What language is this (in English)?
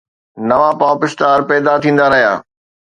Sindhi